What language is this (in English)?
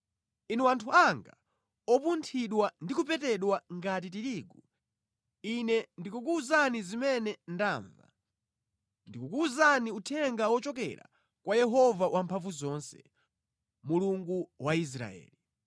Nyanja